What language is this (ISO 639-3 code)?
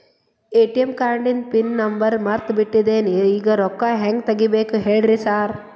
kan